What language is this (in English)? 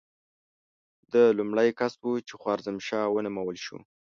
Pashto